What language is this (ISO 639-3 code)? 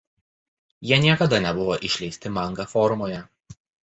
lit